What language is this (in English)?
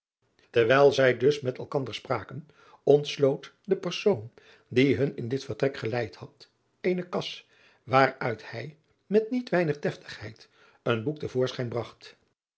Dutch